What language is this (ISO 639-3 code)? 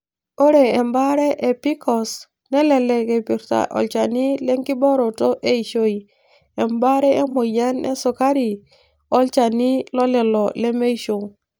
mas